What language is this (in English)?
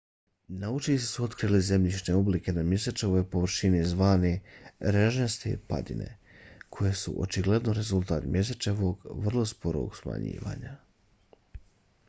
Bosnian